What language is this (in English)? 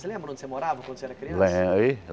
Portuguese